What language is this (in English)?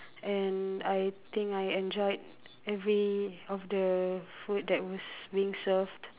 English